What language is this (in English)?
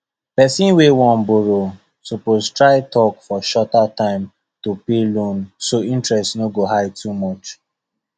Nigerian Pidgin